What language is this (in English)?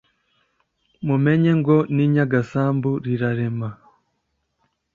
Kinyarwanda